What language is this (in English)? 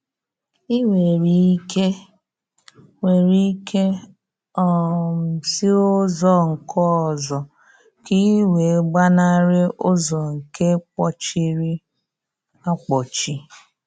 Igbo